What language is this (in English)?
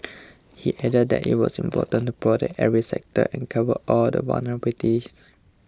English